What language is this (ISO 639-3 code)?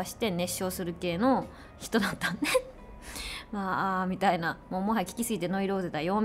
jpn